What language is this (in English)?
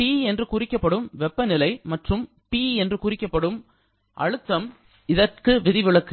Tamil